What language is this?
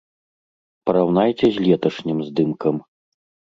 Belarusian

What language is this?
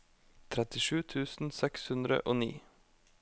Norwegian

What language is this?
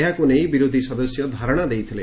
Odia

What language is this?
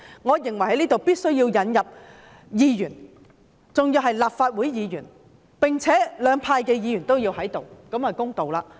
Cantonese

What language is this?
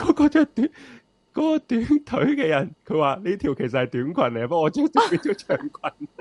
Chinese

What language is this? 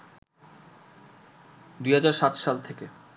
Bangla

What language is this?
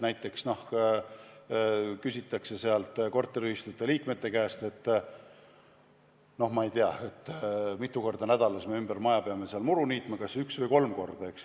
Estonian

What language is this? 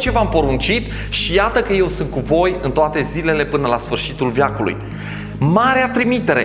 Romanian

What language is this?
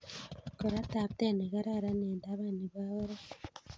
Kalenjin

